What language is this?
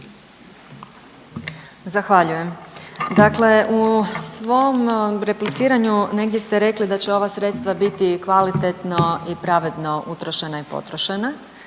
Croatian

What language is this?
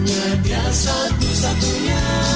Indonesian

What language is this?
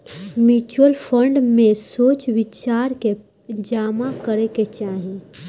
Bhojpuri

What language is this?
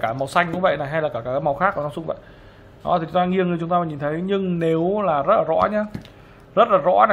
Vietnamese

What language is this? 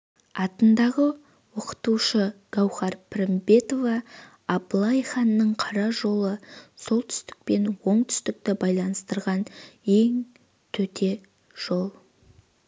Kazakh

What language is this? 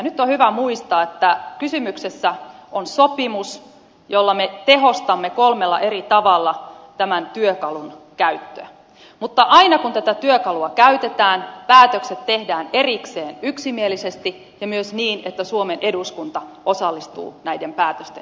Finnish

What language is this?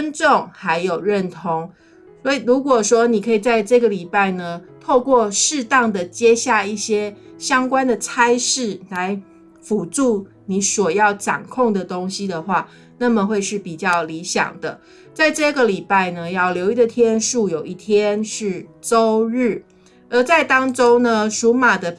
Chinese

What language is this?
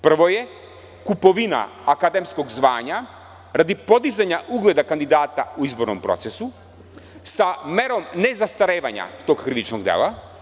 Serbian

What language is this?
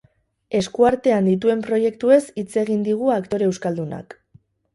Basque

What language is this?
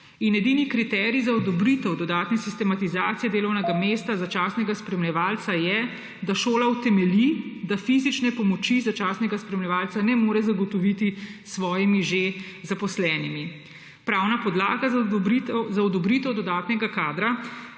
Slovenian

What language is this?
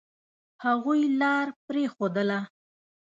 Pashto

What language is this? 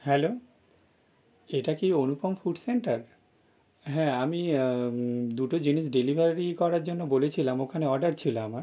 Bangla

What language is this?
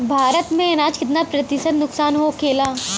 Bhojpuri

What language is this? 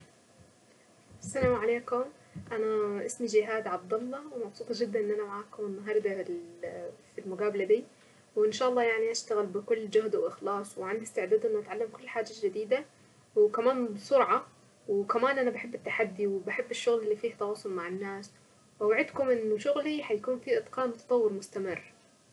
Saidi Arabic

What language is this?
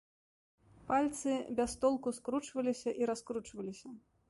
Belarusian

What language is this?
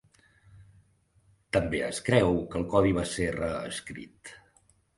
Catalan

